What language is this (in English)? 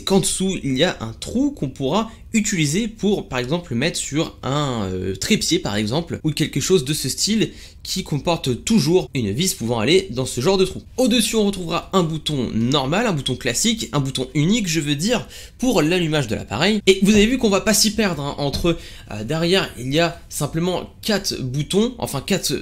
French